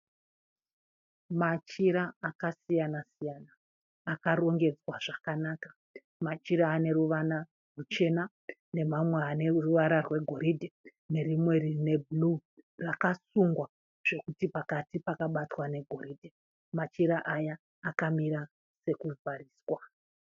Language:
Shona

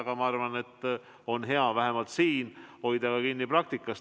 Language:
Estonian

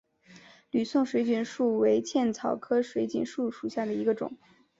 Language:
Chinese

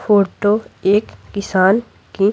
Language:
Hindi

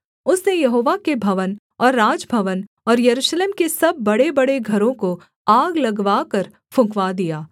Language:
Hindi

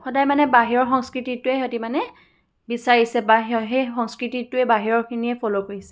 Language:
Assamese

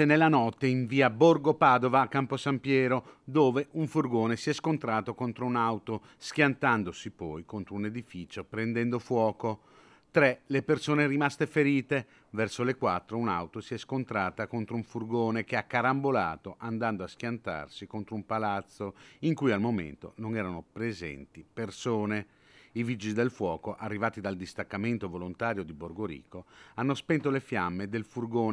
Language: Italian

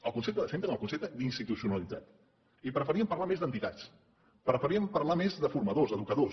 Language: Catalan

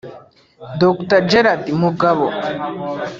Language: Kinyarwanda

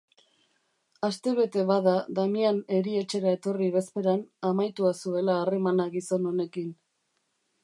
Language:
Basque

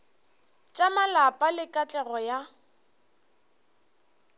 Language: Northern Sotho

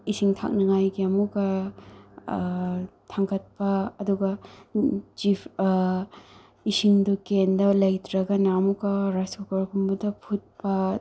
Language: Manipuri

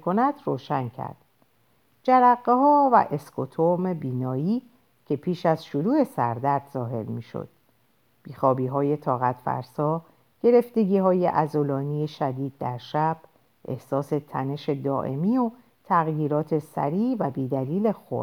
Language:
Persian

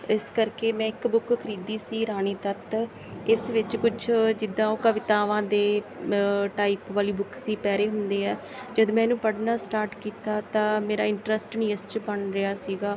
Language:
Punjabi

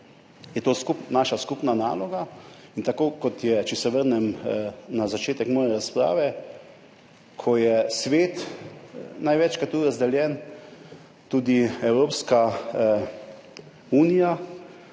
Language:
Slovenian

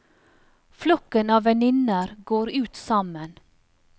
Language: Norwegian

